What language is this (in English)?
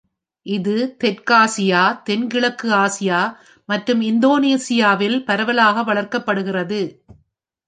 Tamil